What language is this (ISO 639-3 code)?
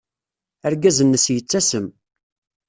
kab